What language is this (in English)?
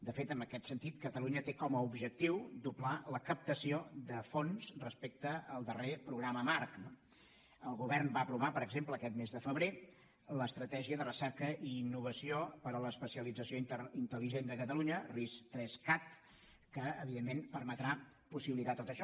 Catalan